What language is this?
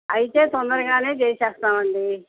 Telugu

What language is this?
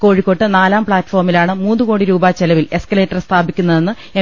Malayalam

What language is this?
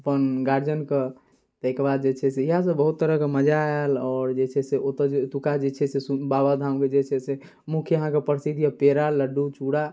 Maithili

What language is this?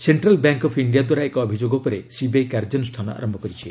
Odia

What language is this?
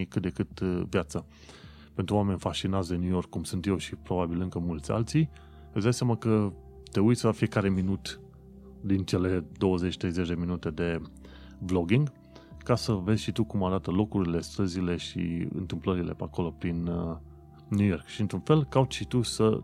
Romanian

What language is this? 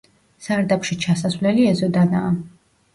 Georgian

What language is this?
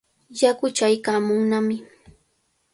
Cajatambo North Lima Quechua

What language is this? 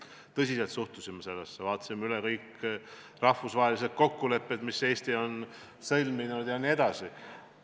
Estonian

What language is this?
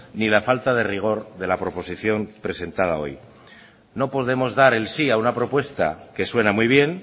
Spanish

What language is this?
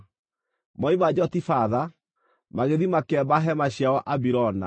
Kikuyu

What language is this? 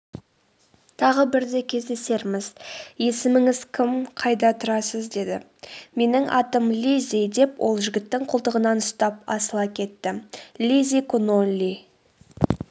Kazakh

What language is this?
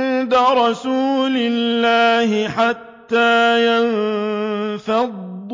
Arabic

